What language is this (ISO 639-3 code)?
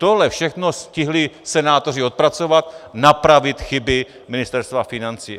ces